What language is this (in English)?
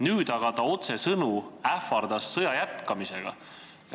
Estonian